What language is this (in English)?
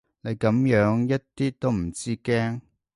Cantonese